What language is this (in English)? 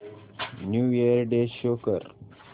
Marathi